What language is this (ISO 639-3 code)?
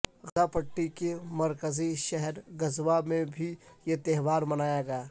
urd